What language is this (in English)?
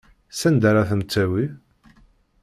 Kabyle